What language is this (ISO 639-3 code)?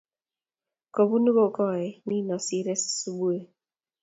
kln